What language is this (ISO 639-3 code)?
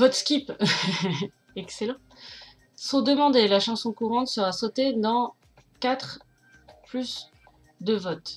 fra